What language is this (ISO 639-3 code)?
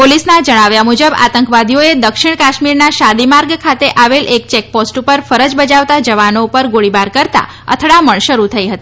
guj